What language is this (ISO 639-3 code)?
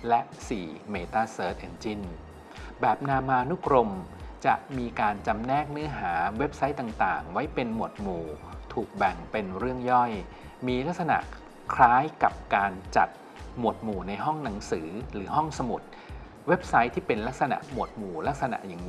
tha